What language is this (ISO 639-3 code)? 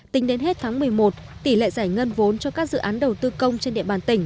vie